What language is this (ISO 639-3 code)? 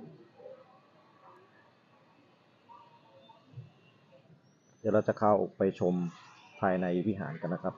tha